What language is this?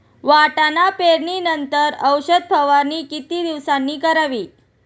Marathi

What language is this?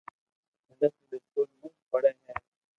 Loarki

